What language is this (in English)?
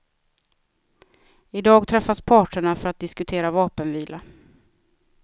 Swedish